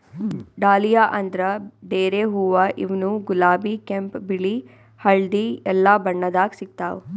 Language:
Kannada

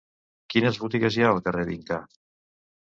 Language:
Catalan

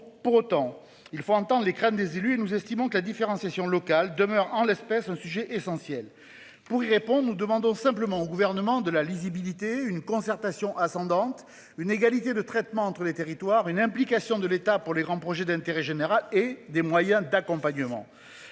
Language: French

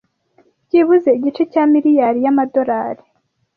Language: Kinyarwanda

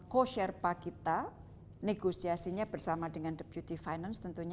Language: Indonesian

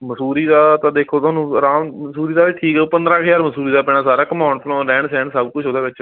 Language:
Punjabi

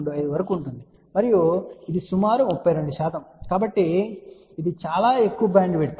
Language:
Telugu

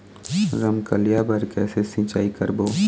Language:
Chhattisgarhi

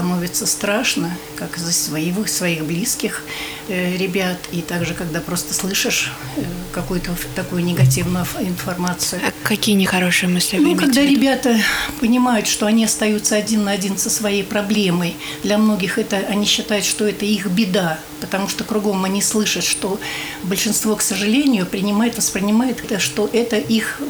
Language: Russian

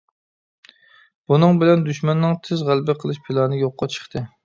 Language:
Uyghur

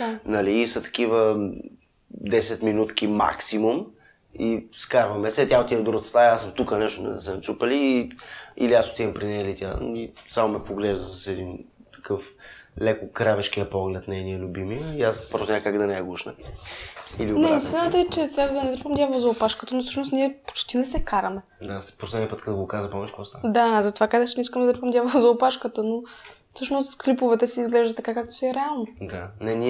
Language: Bulgarian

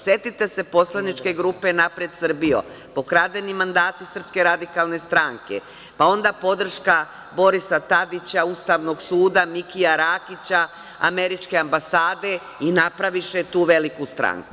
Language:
Serbian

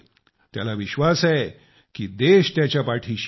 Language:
Marathi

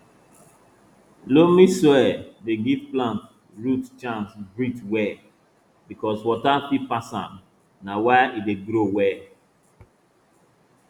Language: Nigerian Pidgin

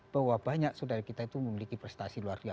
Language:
Indonesian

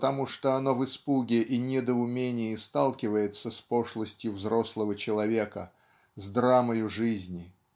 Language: Russian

